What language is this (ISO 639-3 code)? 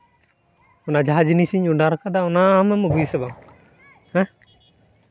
sat